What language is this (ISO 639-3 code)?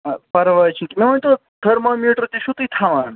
kas